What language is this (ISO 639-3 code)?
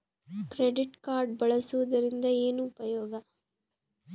kan